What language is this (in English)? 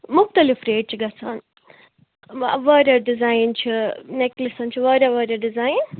Kashmiri